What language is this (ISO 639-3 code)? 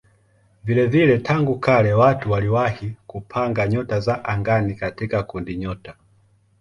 swa